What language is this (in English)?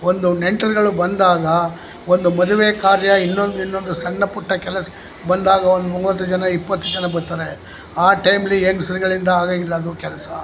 Kannada